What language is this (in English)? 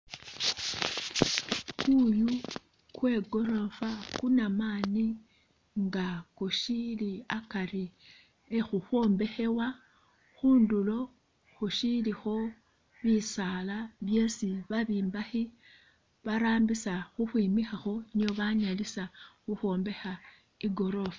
Masaaba